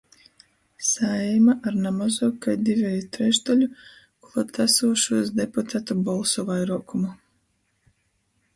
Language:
Latgalian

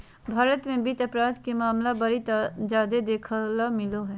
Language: Magahi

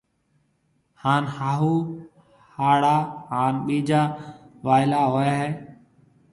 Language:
Marwari (Pakistan)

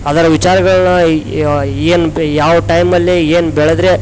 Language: Kannada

